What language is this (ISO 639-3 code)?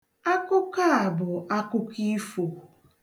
ibo